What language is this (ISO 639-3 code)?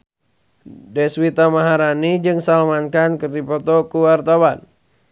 sun